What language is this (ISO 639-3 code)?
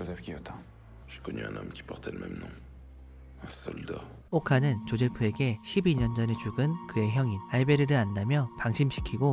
kor